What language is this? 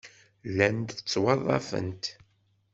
Kabyle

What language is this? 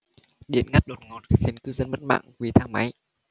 Vietnamese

